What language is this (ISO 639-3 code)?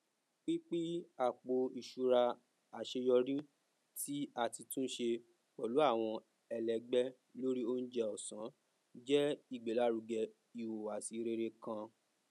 yor